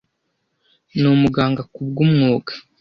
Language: Kinyarwanda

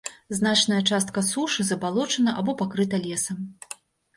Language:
Belarusian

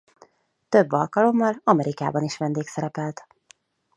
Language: Hungarian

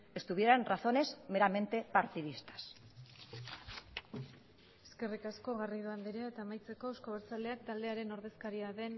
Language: Basque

